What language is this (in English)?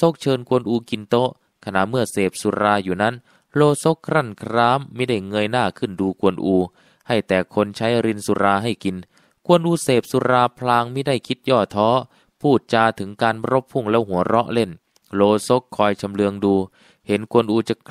Thai